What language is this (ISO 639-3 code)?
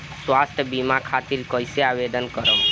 bho